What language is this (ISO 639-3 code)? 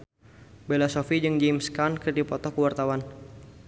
sun